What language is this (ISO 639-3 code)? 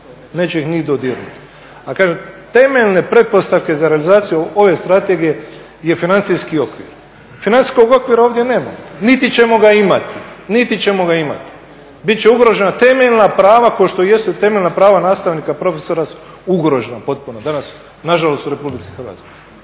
hrv